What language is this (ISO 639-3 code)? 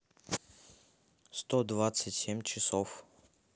rus